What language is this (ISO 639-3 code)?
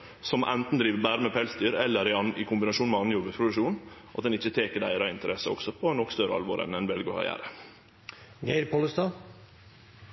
nno